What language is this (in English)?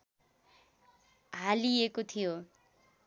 Nepali